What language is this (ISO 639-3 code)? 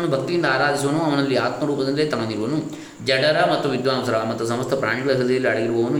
kan